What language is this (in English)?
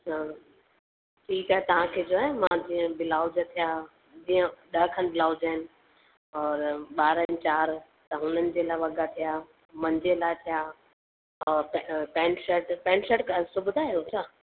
Sindhi